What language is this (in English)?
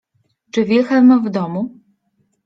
Polish